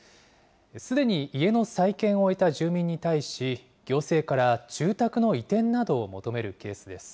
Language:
Japanese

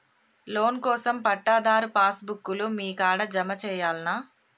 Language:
Telugu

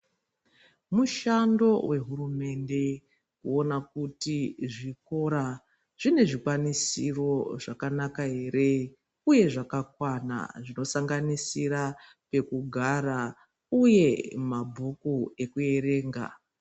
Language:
Ndau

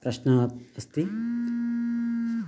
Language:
Sanskrit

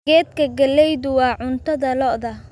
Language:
Somali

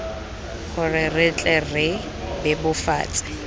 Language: Tswana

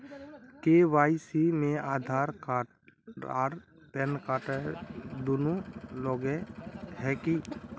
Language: Magahi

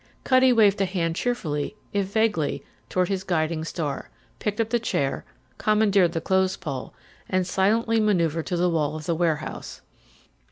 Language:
English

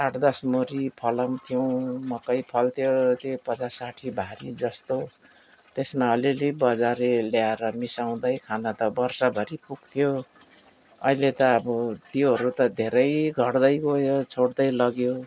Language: Nepali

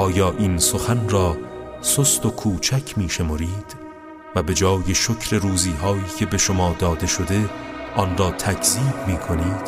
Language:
Persian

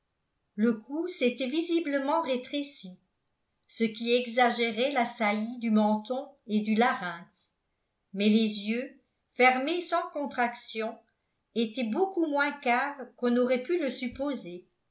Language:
French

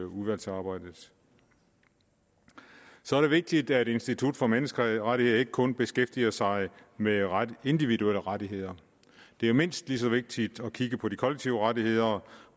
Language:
Danish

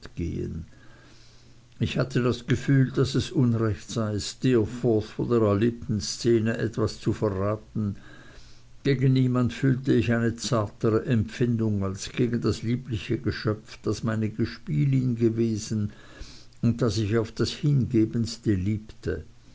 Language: German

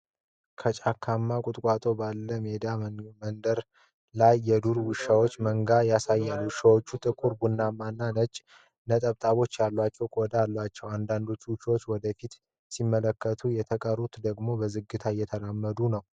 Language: Amharic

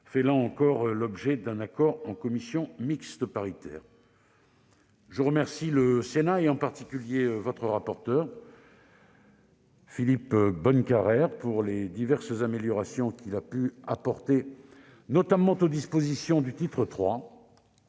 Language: French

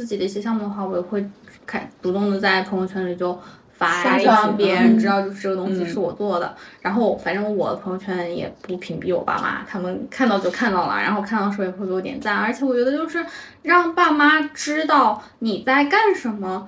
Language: Chinese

